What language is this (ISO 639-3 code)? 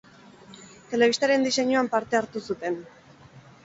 eus